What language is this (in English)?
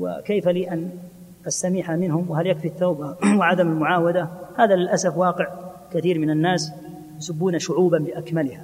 Arabic